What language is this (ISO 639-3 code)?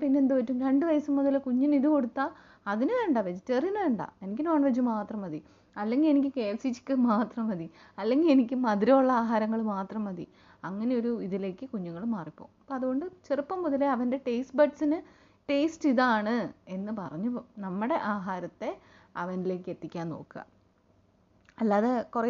mal